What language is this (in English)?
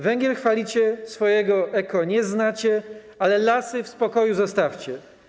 Polish